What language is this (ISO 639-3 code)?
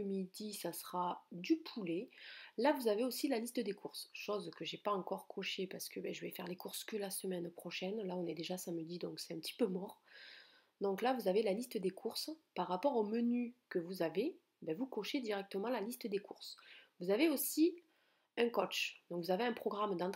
fra